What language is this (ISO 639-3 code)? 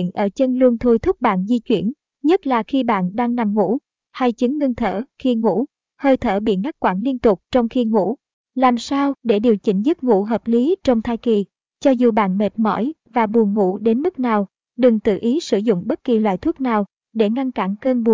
vie